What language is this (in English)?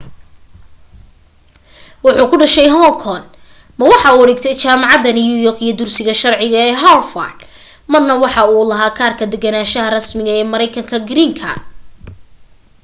Somali